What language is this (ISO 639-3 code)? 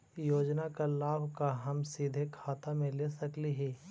mag